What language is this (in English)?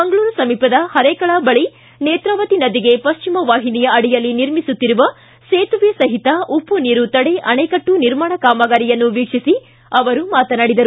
Kannada